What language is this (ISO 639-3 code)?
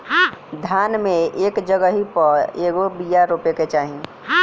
bho